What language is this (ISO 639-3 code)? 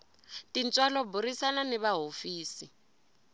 tso